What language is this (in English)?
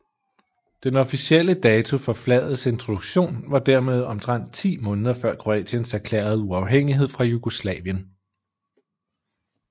Danish